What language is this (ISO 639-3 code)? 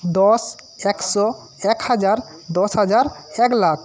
ben